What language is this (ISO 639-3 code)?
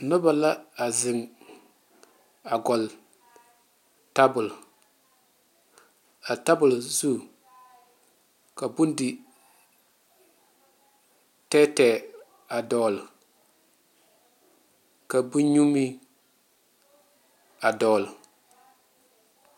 dga